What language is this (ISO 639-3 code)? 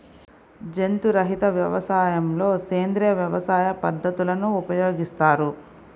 tel